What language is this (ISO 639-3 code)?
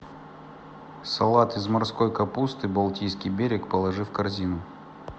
rus